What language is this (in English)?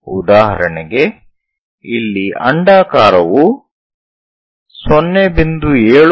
Kannada